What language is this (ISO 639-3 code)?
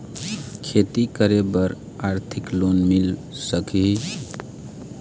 hne